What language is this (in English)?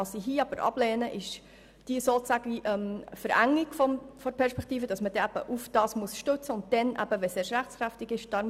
Swiss German